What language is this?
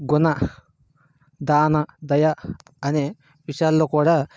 Telugu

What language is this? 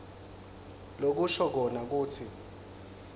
Swati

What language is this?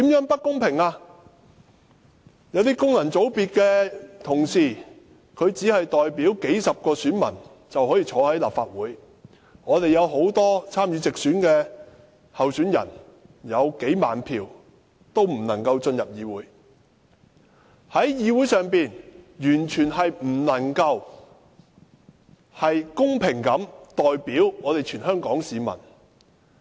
Cantonese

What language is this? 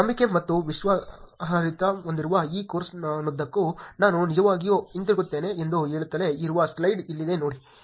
Kannada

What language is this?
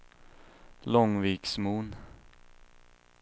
Swedish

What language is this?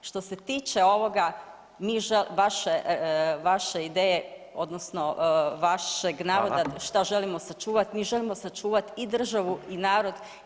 Croatian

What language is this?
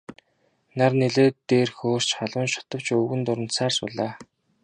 Mongolian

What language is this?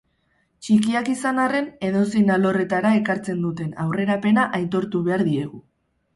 Basque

